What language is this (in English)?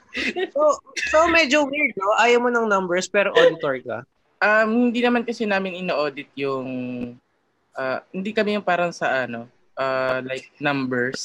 Filipino